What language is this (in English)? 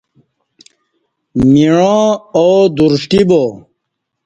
Kati